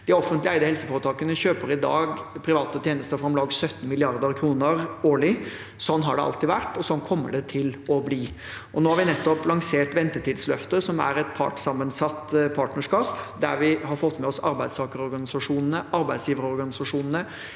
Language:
Norwegian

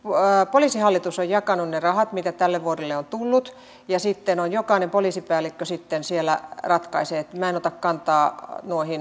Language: Finnish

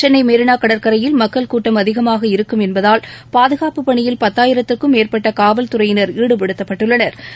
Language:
Tamil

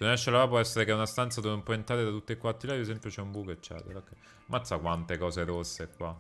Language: Italian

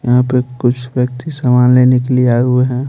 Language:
Hindi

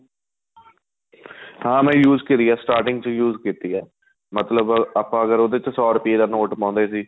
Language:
Punjabi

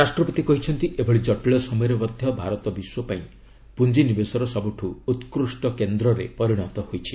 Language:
Odia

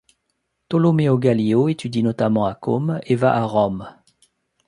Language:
French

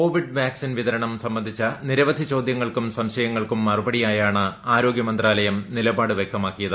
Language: Malayalam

